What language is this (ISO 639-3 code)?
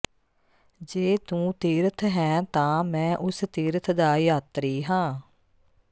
pan